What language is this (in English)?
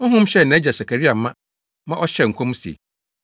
Akan